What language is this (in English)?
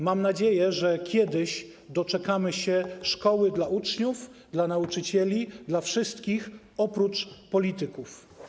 Polish